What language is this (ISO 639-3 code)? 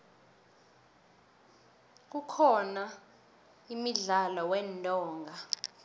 nbl